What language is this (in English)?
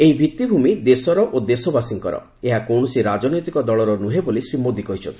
Odia